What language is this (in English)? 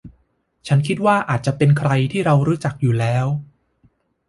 Thai